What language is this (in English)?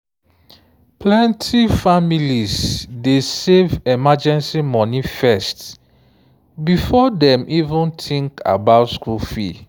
Nigerian Pidgin